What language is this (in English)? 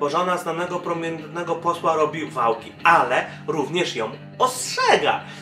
Polish